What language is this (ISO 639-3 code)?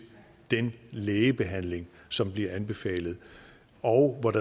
dan